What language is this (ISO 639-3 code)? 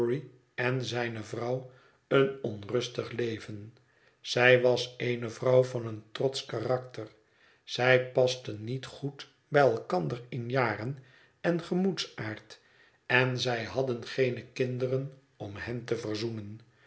nld